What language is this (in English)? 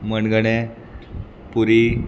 Konkani